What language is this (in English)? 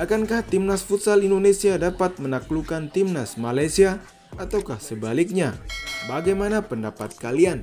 Indonesian